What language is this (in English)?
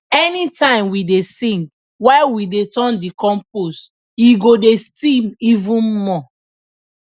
Nigerian Pidgin